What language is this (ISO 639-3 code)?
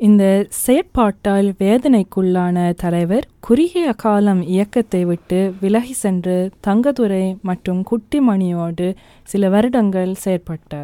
tam